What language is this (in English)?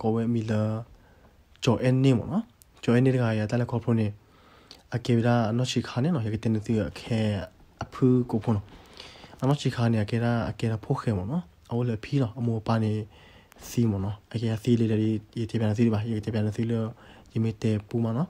Korean